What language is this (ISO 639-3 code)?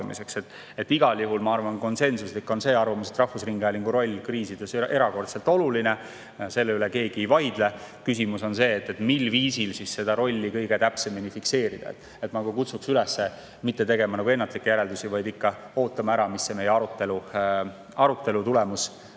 est